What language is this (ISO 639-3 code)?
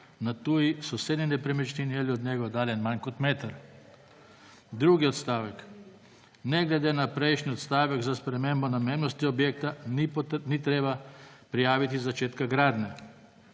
slv